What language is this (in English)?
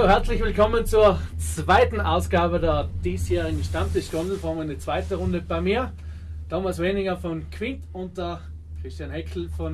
German